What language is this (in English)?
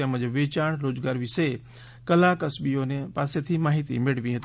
Gujarati